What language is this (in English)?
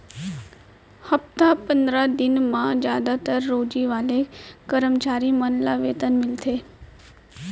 Chhattisgarhi